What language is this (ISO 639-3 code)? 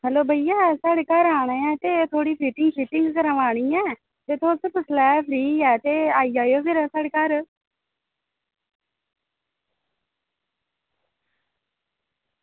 doi